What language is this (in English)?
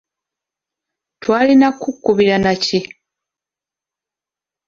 Ganda